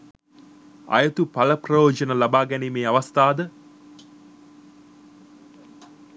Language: Sinhala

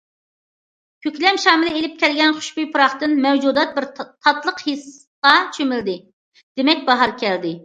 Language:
Uyghur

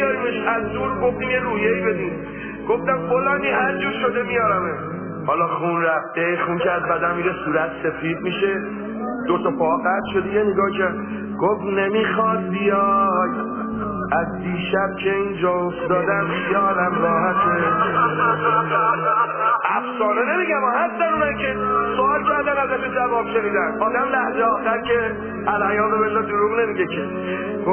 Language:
Persian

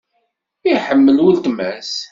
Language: Kabyle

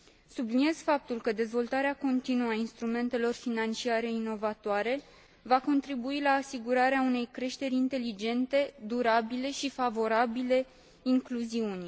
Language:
Romanian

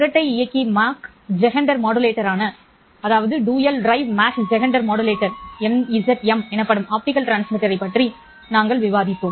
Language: Tamil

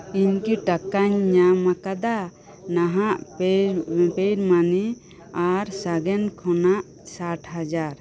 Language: Santali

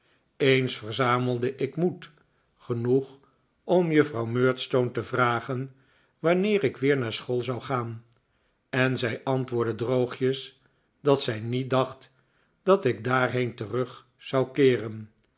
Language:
Dutch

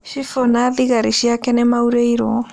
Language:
Kikuyu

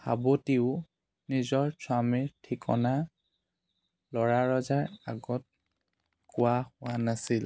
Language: Assamese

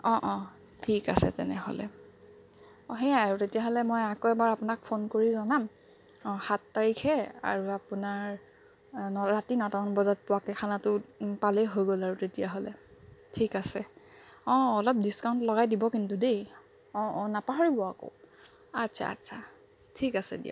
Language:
Assamese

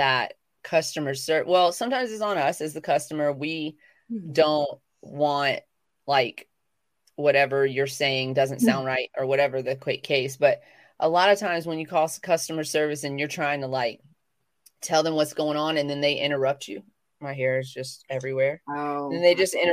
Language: English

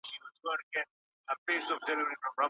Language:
Pashto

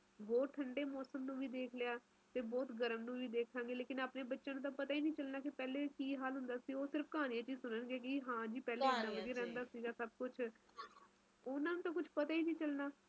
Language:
Punjabi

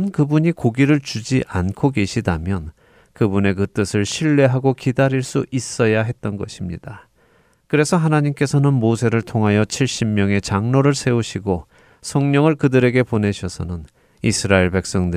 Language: Korean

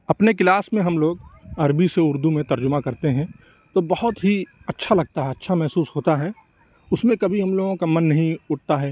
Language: Urdu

